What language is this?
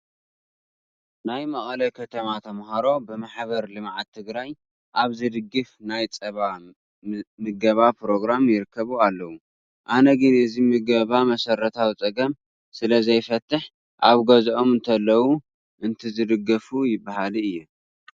Tigrinya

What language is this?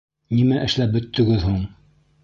Bashkir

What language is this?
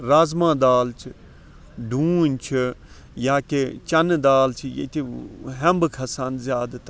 Kashmiri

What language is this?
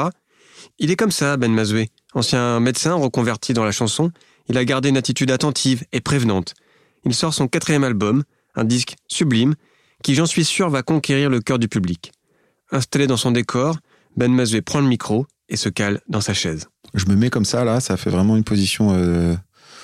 French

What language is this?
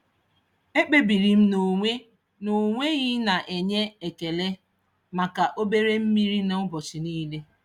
Igbo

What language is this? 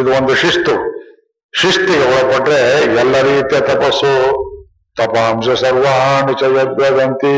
Kannada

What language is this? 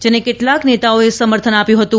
Gujarati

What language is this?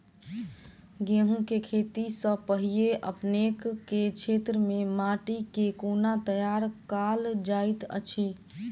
Maithili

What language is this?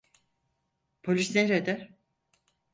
Turkish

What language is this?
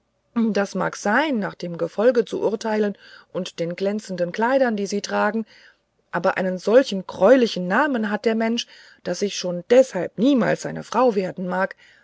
German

